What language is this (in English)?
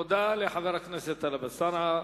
Hebrew